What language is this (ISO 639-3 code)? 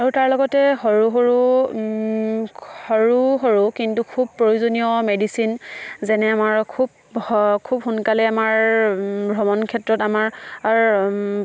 asm